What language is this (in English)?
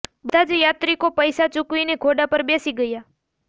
Gujarati